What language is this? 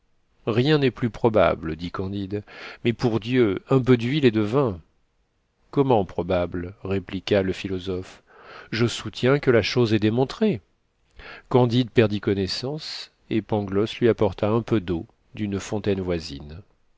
French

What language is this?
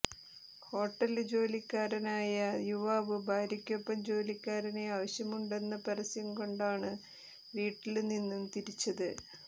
Malayalam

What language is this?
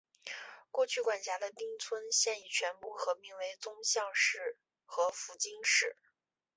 Chinese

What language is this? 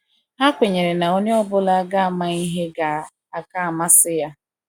Igbo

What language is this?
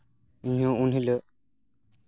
Santali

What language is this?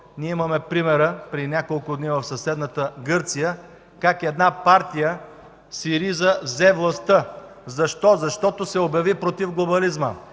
Bulgarian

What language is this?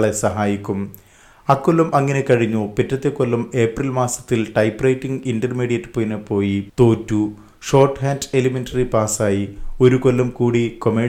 Malayalam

